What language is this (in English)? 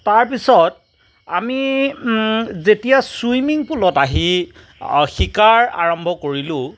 Assamese